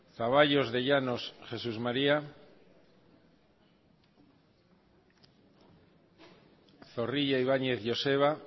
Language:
Basque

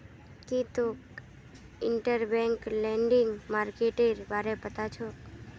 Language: Magahi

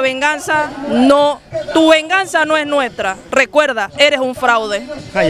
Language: Spanish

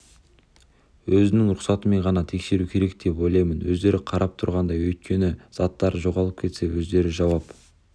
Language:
Kazakh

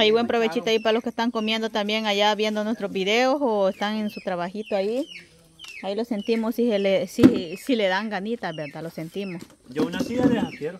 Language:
Spanish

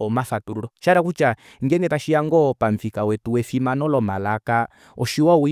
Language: Kuanyama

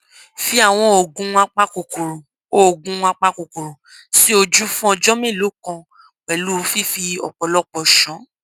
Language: Yoruba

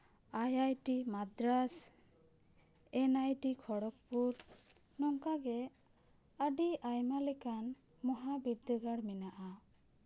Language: Santali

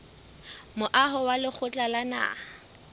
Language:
Southern Sotho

